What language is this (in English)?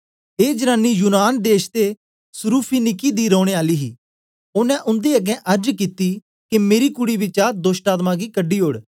Dogri